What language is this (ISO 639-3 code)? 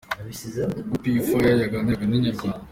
kin